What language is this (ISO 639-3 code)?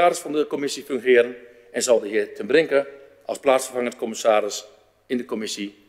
nld